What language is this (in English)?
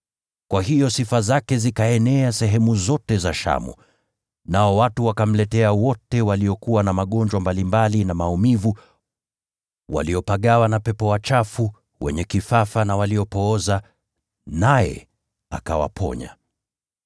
Swahili